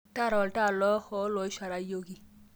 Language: Masai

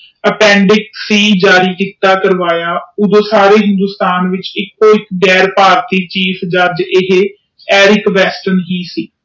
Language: Punjabi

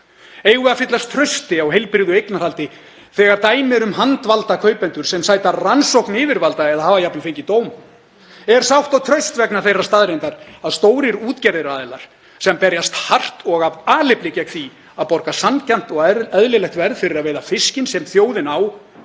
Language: Icelandic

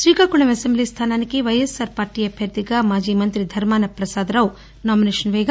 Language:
Telugu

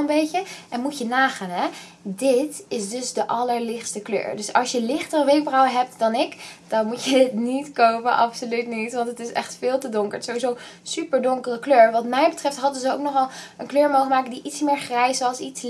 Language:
Dutch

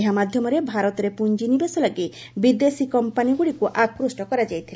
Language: Odia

